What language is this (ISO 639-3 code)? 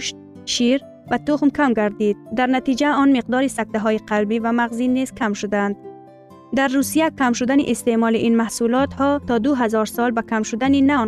fas